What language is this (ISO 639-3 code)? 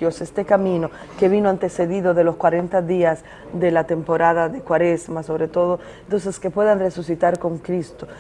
spa